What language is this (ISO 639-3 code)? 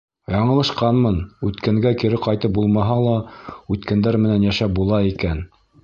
bak